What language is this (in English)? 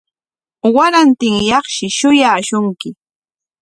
Corongo Ancash Quechua